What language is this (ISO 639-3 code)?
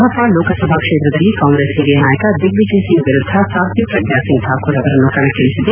kan